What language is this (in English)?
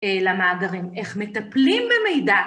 Hebrew